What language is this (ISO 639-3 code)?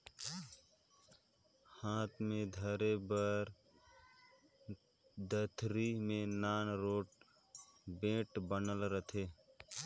hne